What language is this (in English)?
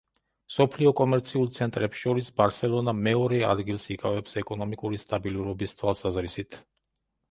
Georgian